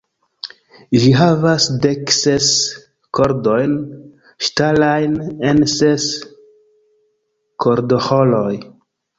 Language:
Esperanto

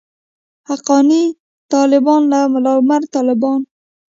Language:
Pashto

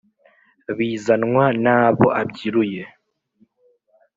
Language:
Kinyarwanda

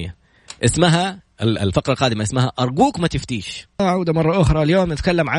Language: Arabic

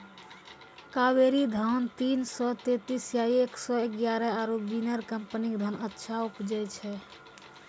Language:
Maithili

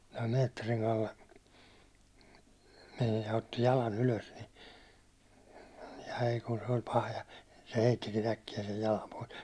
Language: Finnish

